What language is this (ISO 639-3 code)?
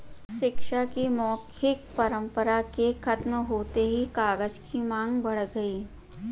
hin